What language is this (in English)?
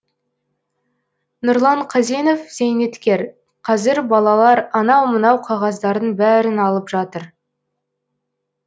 Kazakh